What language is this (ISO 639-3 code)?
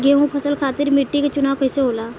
bho